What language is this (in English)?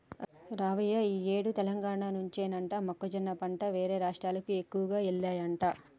Telugu